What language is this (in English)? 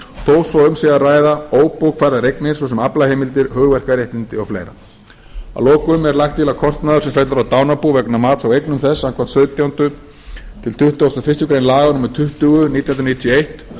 Icelandic